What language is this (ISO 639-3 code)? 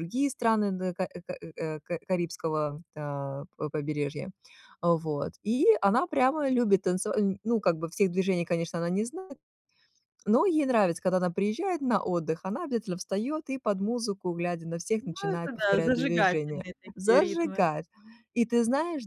rus